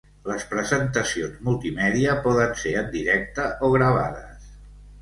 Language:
Catalan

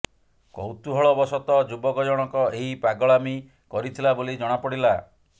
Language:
Odia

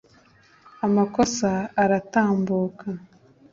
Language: Kinyarwanda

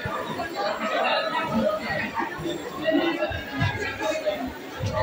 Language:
Indonesian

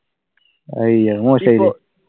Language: Malayalam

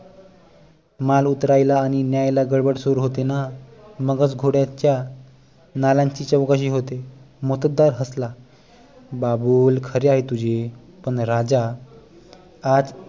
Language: Marathi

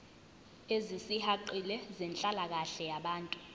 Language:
Zulu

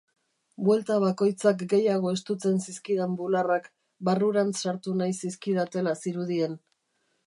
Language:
Basque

